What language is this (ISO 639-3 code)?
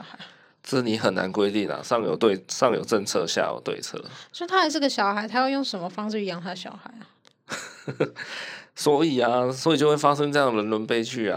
zho